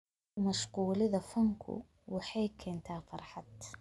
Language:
Somali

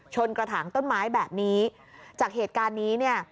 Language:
Thai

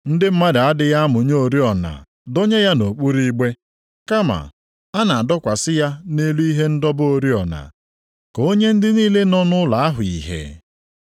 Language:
Igbo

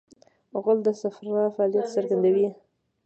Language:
Pashto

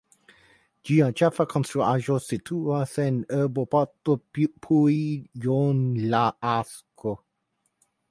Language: Esperanto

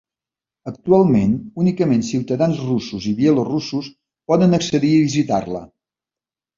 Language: Catalan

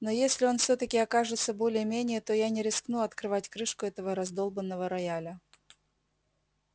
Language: Russian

